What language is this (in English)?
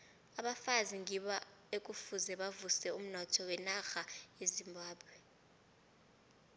South Ndebele